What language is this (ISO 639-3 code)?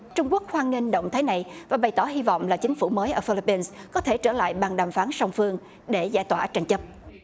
vie